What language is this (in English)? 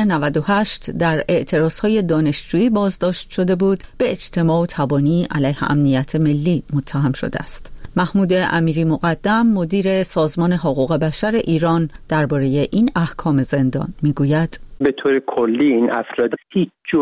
Persian